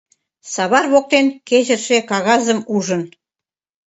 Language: Mari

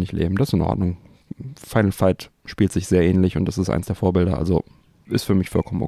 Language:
German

